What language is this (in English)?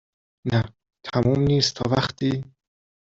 Persian